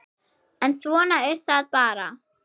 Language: Icelandic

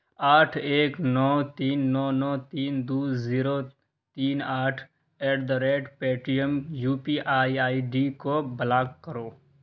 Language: Urdu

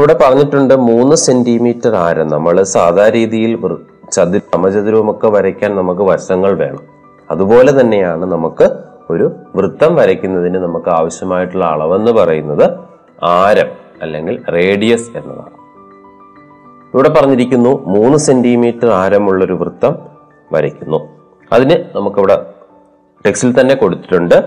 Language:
Malayalam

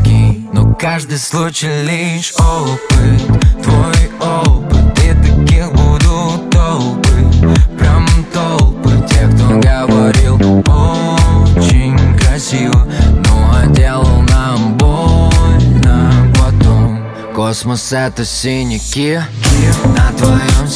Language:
Russian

